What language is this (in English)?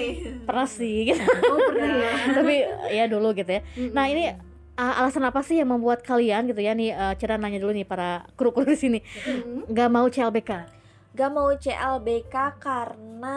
Indonesian